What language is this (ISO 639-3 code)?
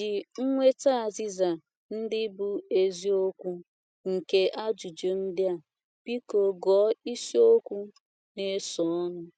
ibo